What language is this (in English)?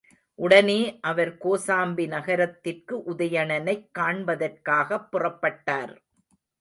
Tamil